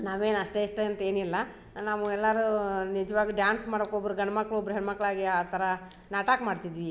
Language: Kannada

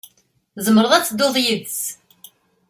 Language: Kabyle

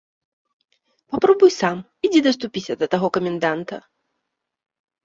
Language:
Belarusian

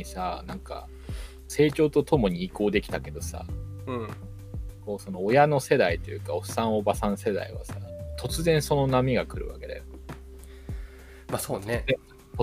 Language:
Japanese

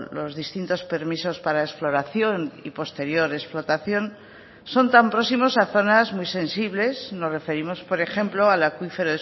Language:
Spanish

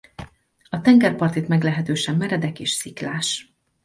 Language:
Hungarian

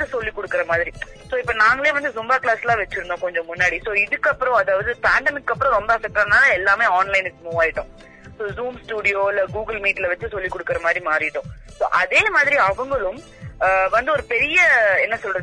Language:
Tamil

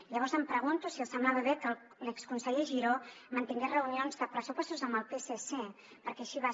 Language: Catalan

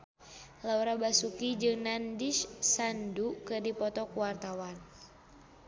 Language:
Sundanese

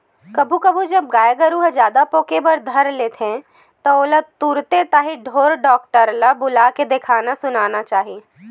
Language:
Chhattisgarhi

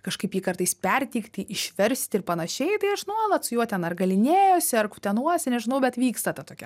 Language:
Lithuanian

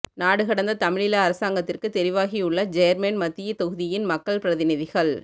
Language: Tamil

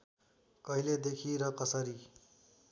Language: Nepali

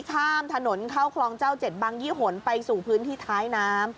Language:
Thai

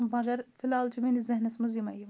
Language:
Kashmiri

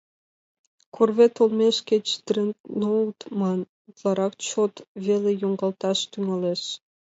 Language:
Mari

